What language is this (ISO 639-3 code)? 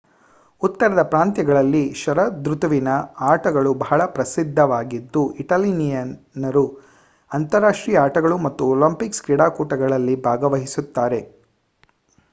kan